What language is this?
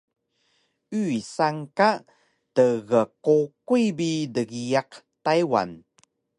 Taroko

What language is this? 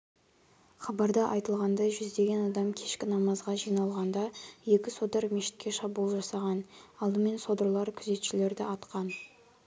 Kazakh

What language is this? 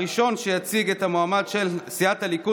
Hebrew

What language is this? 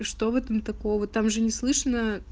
Russian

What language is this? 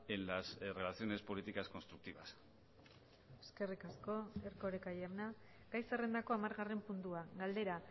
Basque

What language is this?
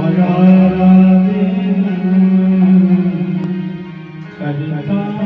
Marathi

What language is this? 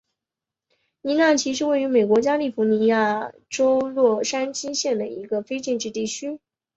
Chinese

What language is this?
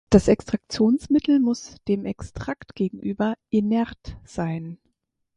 German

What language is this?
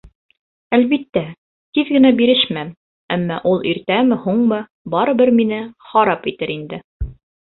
Bashkir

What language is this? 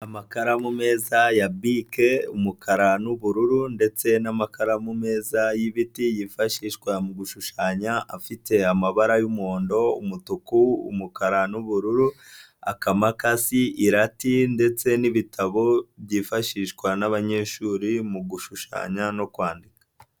Kinyarwanda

